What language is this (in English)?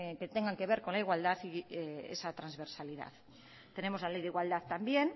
Spanish